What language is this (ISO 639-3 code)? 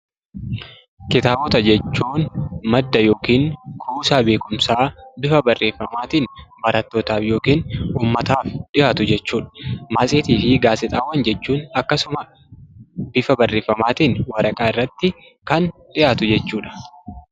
orm